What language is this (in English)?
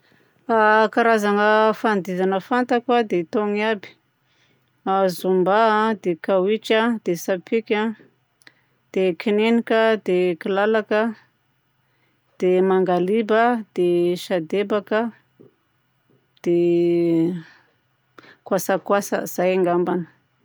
Southern Betsimisaraka Malagasy